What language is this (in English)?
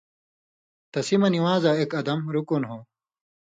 Indus Kohistani